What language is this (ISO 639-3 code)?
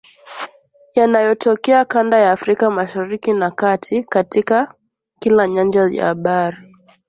swa